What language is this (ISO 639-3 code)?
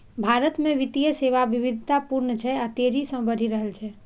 mai